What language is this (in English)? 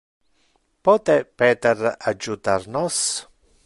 Interlingua